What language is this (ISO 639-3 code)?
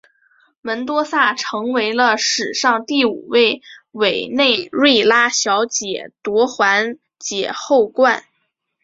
zho